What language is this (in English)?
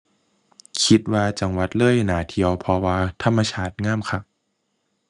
Thai